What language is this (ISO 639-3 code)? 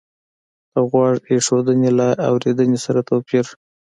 pus